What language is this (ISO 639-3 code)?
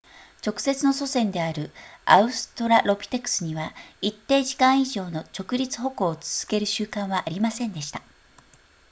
jpn